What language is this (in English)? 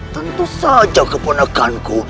Indonesian